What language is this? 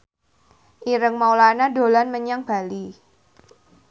Javanese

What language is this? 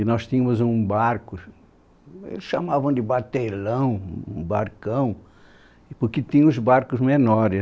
Portuguese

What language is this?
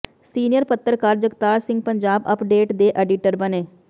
Punjabi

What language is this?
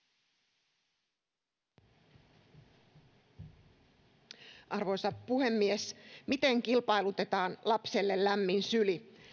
Finnish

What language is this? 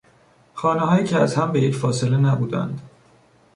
Persian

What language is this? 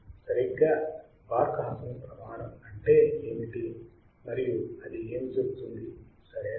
Telugu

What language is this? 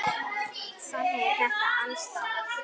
Icelandic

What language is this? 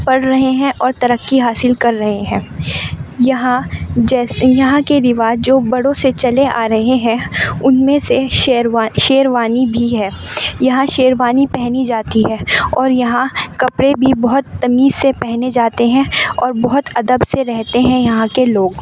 Urdu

